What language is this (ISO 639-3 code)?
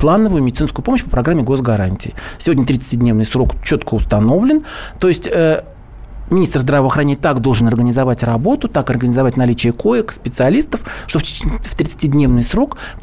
rus